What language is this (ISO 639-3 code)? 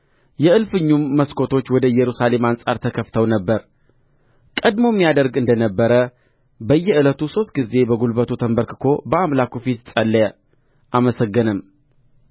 amh